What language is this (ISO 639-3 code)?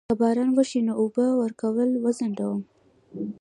pus